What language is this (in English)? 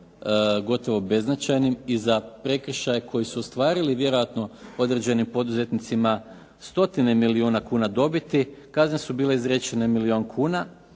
Croatian